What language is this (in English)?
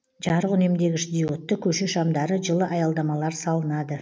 Kazakh